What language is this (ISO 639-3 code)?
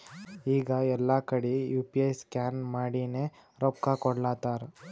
kan